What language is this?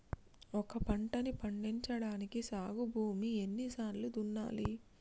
Telugu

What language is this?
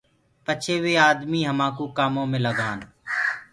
Gurgula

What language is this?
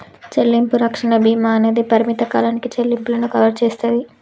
Telugu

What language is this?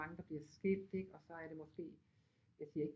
Danish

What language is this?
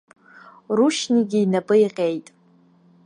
Abkhazian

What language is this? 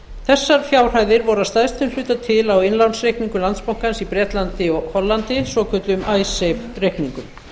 Icelandic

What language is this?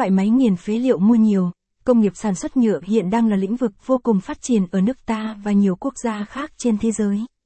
Vietnamese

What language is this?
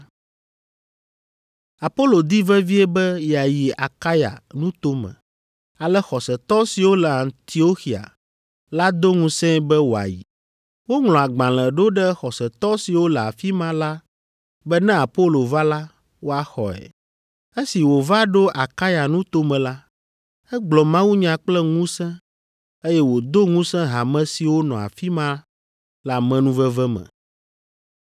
Ewe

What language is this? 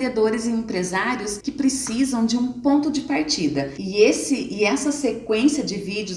Portuguese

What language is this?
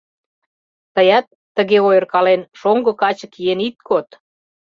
Mari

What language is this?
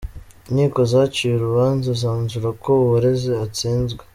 Kinyarwanda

